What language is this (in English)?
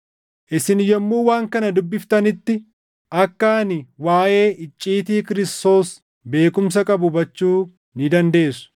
Oromo